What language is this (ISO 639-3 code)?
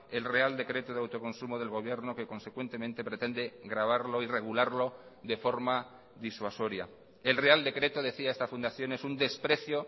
spa